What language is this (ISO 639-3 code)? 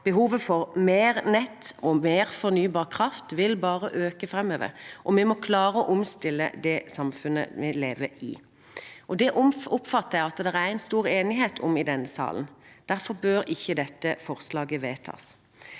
nor